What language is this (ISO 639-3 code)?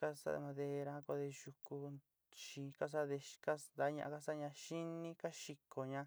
xti